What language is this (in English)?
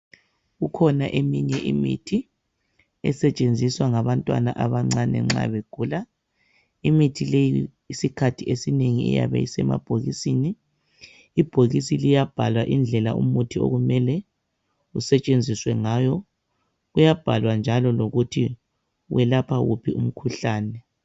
North Ndebele